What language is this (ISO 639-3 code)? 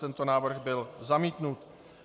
ces